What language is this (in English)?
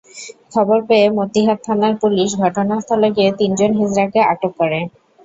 Bangla